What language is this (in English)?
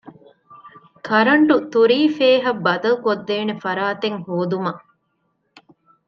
Divehi